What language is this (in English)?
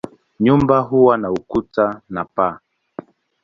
Swahili